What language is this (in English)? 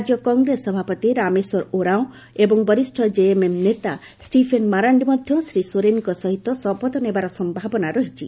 Odia